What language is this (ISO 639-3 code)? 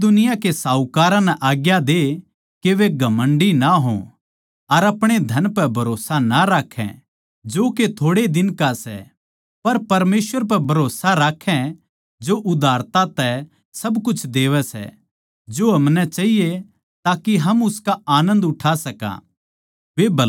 bgc